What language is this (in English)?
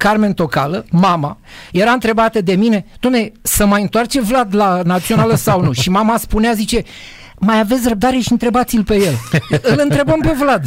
Romanian